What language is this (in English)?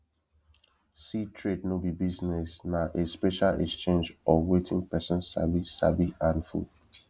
Nigerian Pidgin